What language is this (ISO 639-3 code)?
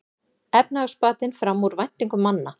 isl